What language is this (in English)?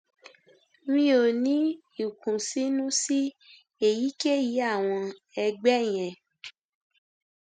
Yoruba